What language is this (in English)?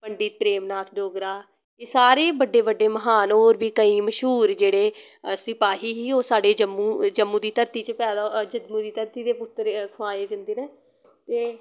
Dogri